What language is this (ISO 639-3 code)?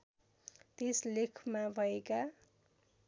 nep